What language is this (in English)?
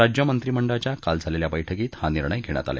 Marathi